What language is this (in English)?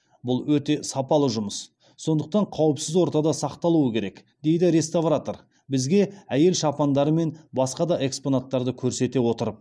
Kazakh